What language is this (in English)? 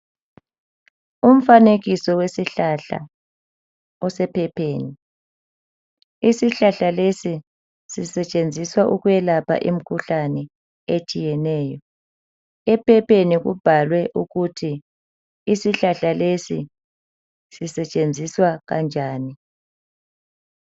North Ndebele